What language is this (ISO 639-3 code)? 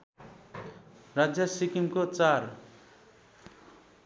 nep